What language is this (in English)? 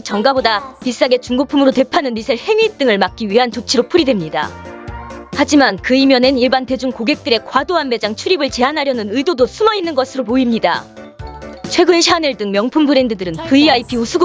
Korean